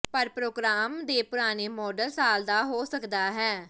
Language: Punjabi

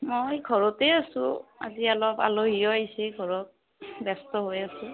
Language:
Assamese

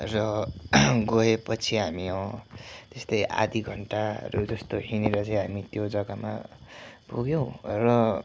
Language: Nepali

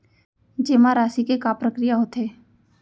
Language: Chhattisgarhi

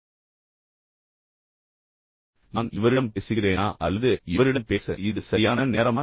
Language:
Tamil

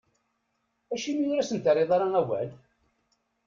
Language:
Kabyle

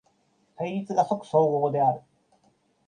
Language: Japanese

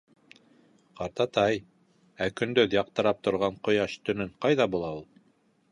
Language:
Bashkir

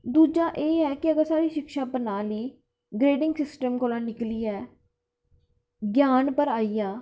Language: Dogri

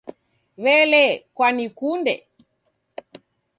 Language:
Taita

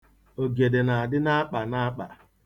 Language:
Igbo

